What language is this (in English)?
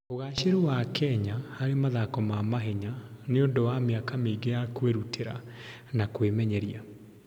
Kikuyu